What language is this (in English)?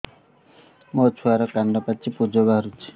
Odia